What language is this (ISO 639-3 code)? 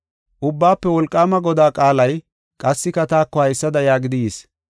gof